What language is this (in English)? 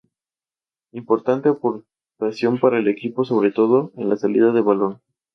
Spanish